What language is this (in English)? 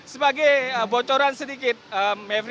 Indonesian